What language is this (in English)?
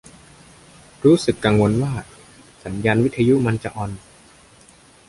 Thai